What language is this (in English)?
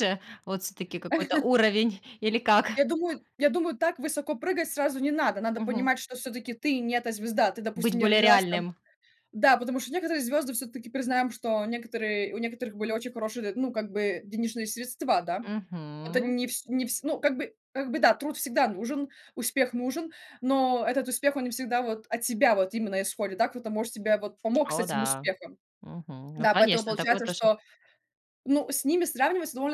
Russian